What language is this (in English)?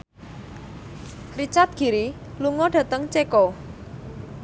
Javanese